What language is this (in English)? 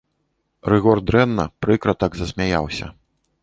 Belarusian